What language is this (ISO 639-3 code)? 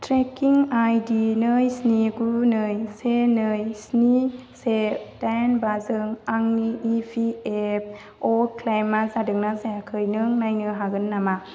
brx